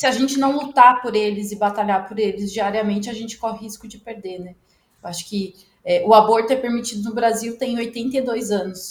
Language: Portuguese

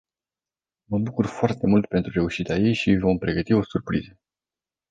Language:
Romanian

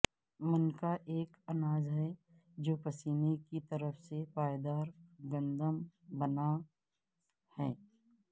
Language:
Urdu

